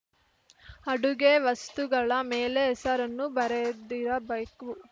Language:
Kannada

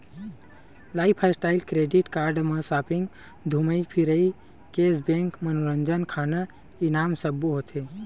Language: Chhattisgarhi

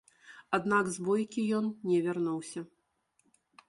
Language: Belarusian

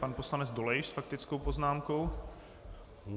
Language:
Czech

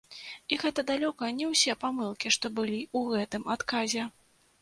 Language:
Belarusian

